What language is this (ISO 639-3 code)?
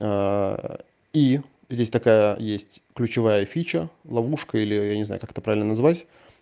rus